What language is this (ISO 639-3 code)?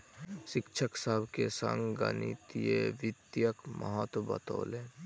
mai